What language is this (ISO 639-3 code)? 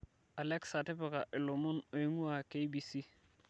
mas